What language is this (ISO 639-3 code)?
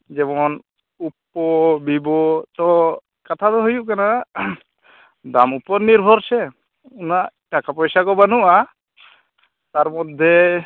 sat